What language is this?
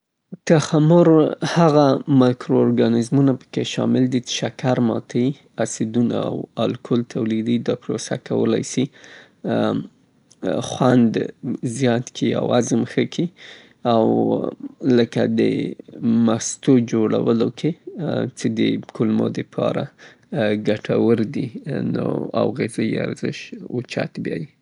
Southern Pashto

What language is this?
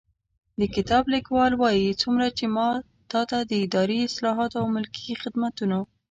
Pashto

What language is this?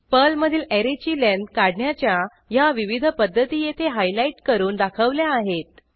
Marathi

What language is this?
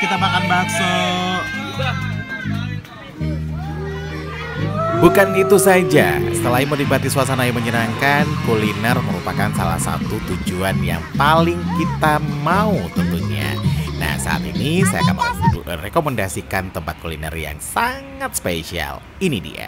Indonesian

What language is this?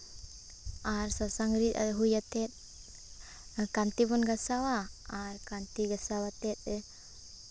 Santali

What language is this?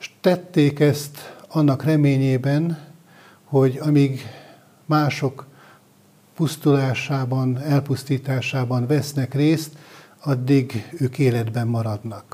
Hungarian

